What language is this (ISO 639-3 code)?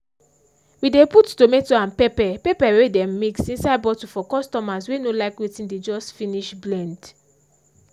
pcm